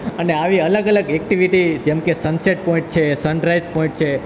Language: Gujarati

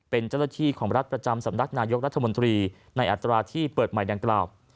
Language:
Thai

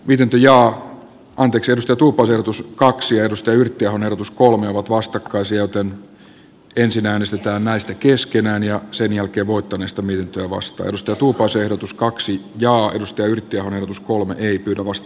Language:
Finnish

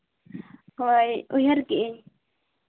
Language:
Santali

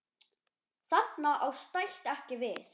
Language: Icelandic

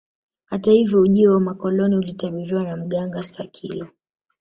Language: Swahili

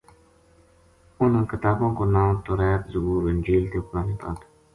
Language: Gujari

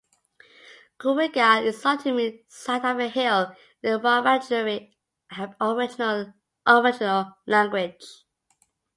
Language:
English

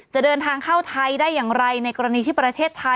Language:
Thai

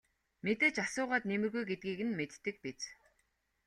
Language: Mongolian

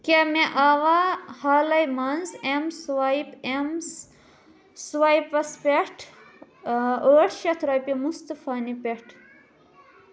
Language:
Kashmiri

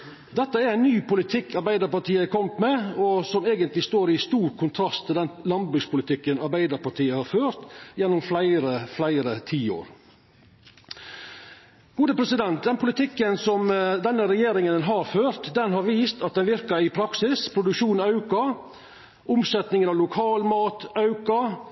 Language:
Norwegian Nynorsk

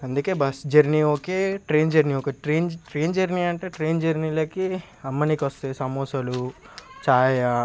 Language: Telugu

